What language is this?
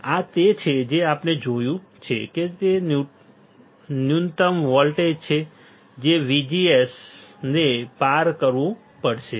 Gujarati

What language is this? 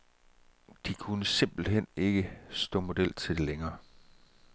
Danish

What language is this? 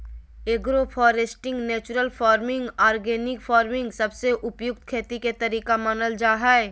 Magahi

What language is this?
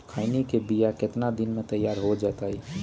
Magahi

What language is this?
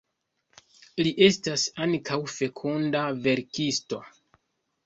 Esperanto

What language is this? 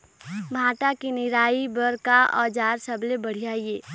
Chhattisgarhi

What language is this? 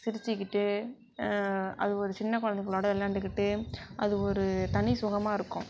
Tamil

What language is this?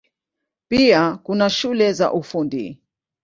Swahili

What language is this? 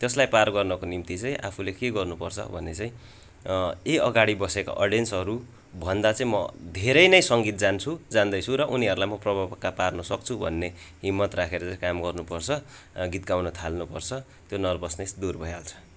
Nepali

